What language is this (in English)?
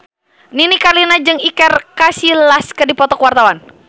Sundanese